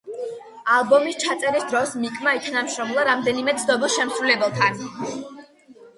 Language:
Georgian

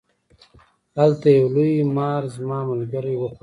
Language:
Pashto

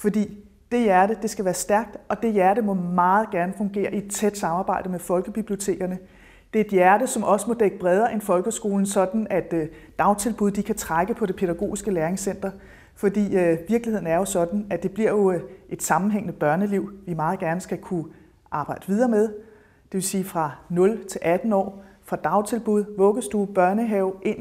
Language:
Danish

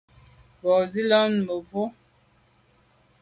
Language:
Medumba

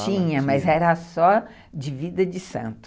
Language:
Portuguese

